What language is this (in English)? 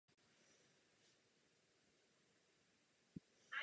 Czech